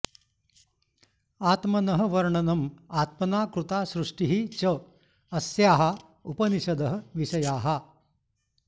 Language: Sanskrit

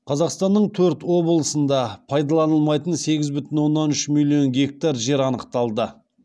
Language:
Kazakh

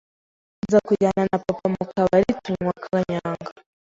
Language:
Kinyarwanda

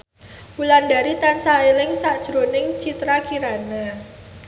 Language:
Javanese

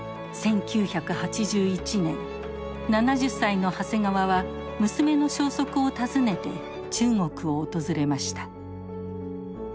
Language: Japanese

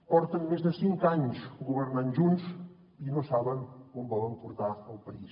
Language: Catalan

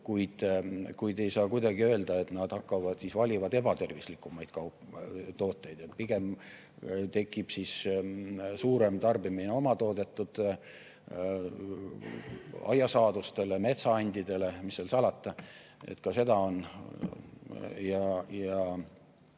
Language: Estonian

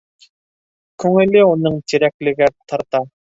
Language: Bashkir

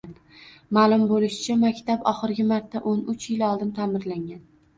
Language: Uzbek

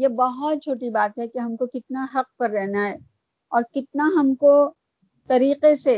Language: Urdu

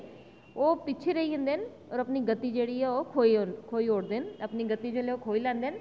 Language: Dogri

